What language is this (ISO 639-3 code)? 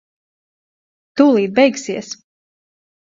lav